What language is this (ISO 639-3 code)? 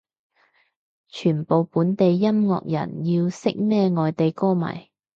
yue